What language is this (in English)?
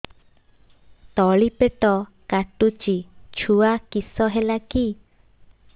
Odia